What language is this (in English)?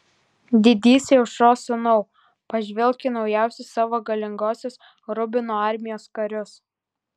Lithuanian